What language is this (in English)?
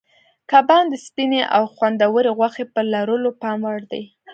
Pashto